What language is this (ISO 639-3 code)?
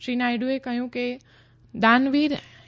guj